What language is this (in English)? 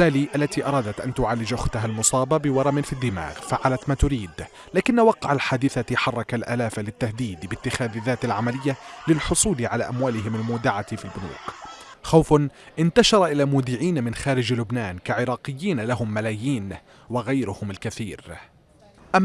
Arabic